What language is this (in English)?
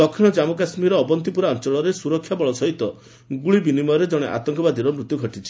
Odia